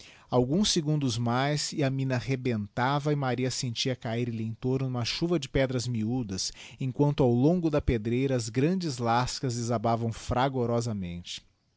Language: Portuguese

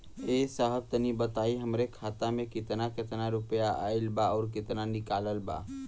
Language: Bhojpuri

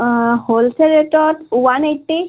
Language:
Assamese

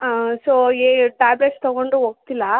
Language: Kannada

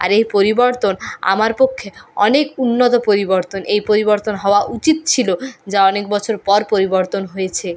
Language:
Bangla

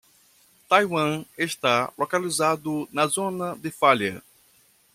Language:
Portuguese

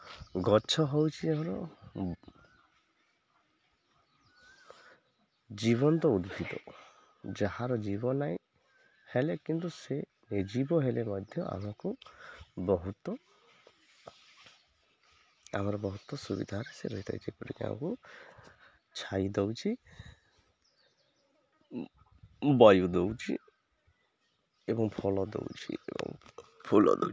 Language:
Odia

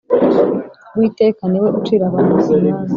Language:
Kinyarwanda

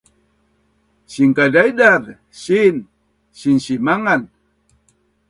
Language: Bunun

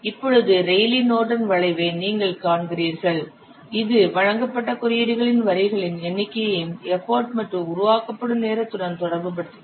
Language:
Tamil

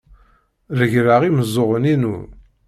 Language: Kabyle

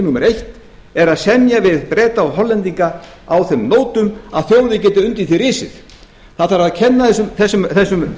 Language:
Icelandic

